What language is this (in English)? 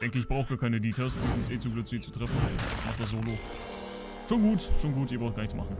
German